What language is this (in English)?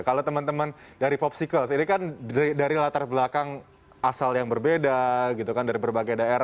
Indonesian